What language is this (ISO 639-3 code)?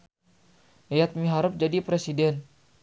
sun